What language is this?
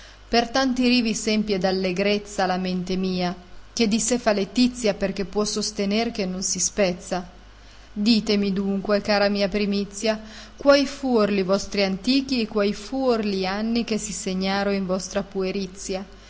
Italian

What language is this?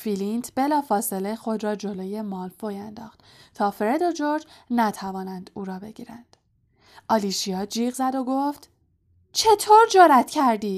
Persian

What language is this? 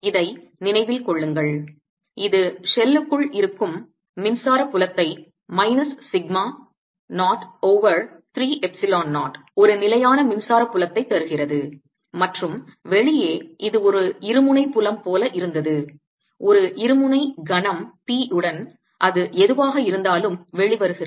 Tamil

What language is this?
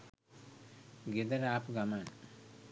Sinhala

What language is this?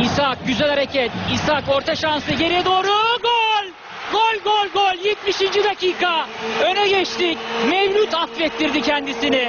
Turkish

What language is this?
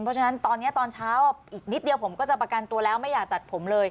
Thai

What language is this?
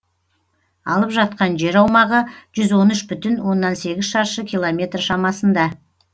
Kazakh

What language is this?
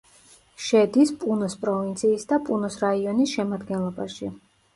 Georgian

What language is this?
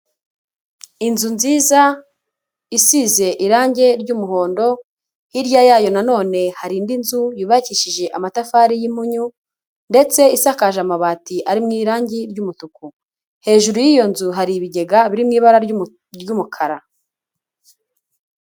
Kinyarwanda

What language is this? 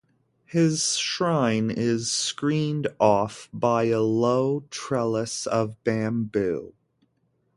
English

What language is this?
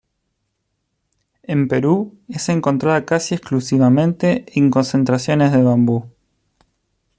Spanish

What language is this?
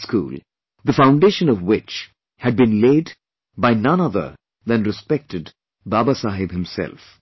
English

